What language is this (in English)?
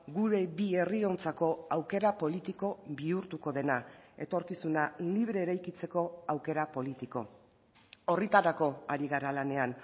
Basque